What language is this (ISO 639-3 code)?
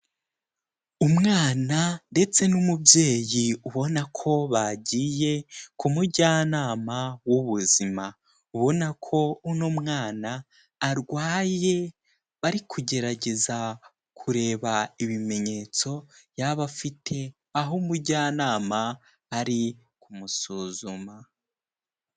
kin